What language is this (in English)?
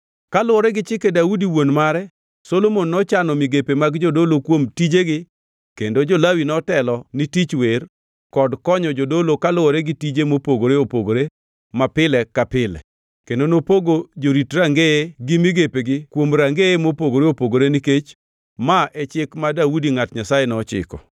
Luo (Kenya and Tanzania)